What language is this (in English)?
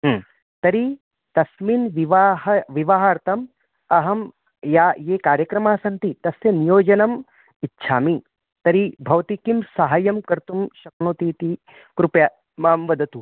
Sanskrit